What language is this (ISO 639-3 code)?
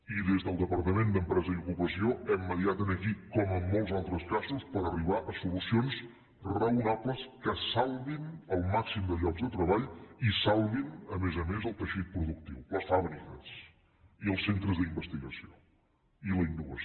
cat